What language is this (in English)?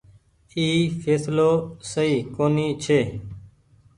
Goaria